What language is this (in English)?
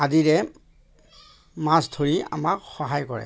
Assamese